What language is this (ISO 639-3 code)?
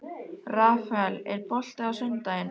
isl